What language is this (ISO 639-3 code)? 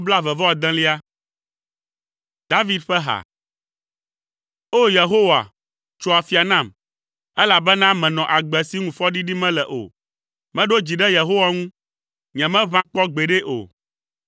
ewe